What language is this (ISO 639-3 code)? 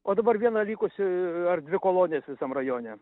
lit